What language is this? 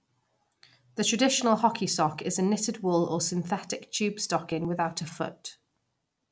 English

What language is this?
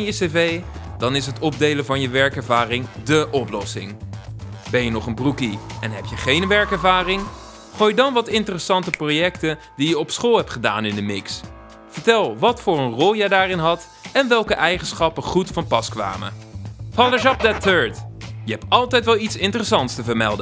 Dutch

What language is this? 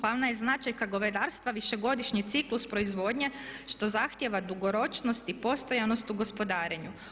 Croatian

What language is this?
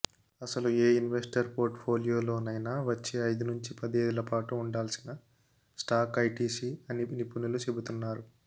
Telugu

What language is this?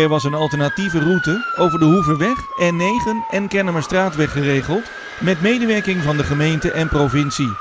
Dutch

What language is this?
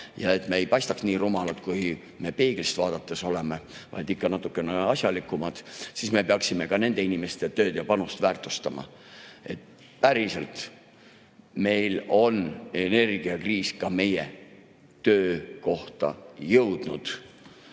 Estonian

